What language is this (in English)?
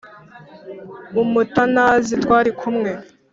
Kinyarwanda